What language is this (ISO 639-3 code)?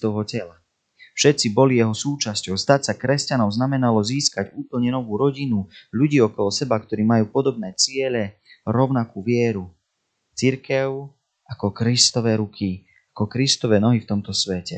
slk